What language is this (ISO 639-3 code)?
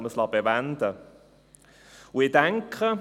gsw